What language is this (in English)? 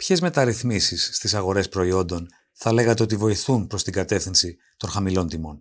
Greek